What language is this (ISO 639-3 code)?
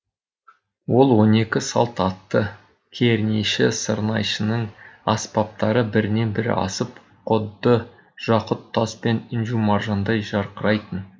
kaz